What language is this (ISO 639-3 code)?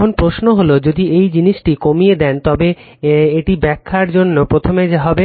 ben